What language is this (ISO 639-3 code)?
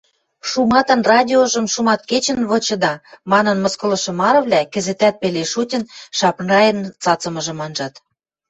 mrj